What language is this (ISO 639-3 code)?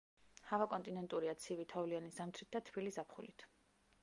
kat